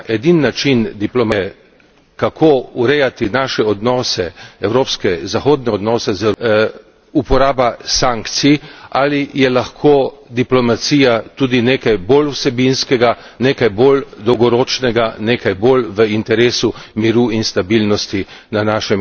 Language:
Slovenian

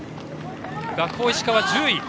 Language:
Japanese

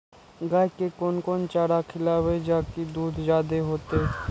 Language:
Maithili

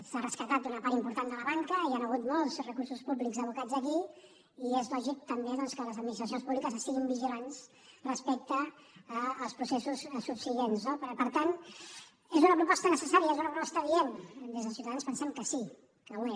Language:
Catalan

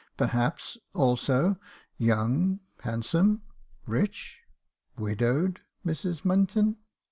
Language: English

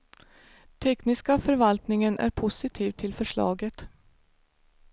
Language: Swedish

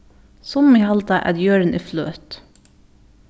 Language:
Faroese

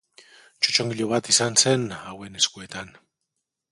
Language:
Basque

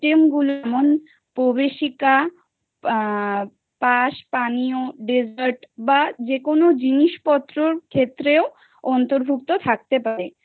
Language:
Bangla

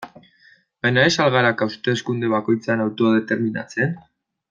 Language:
Basque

